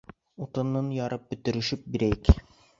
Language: Bashkir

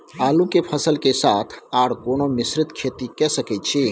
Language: Maithili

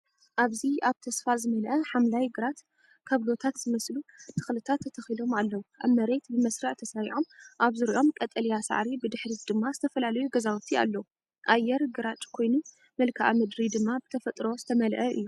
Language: Tigrinya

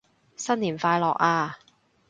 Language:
Cantonese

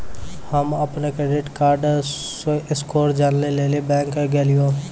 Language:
Maithili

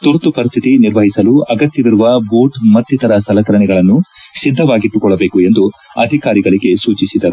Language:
Kannada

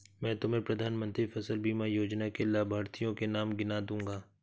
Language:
Hindi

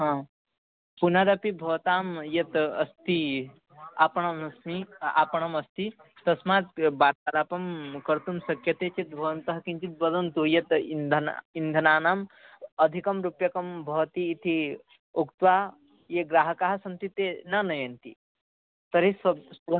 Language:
Sanskrit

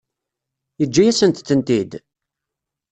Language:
Kabyle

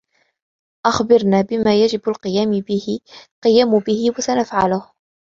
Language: Arabic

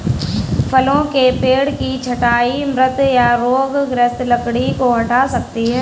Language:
Hindi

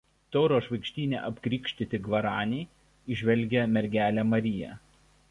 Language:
Lithuanian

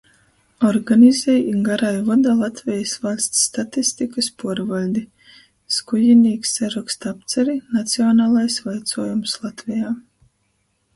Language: Latgalian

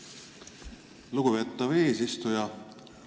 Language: Estonian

